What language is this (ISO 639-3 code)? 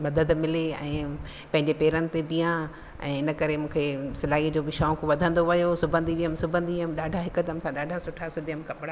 snd